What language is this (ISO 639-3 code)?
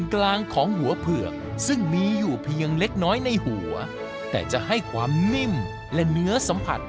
tha